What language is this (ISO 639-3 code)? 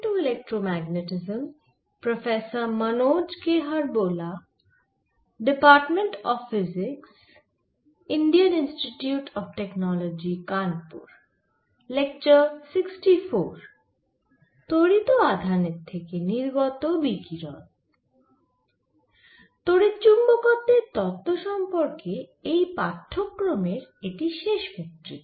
ben